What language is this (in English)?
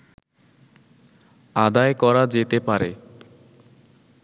Bangla